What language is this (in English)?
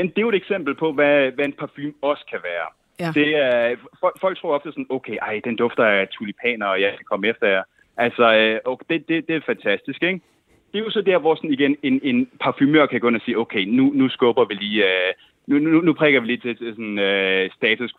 Danish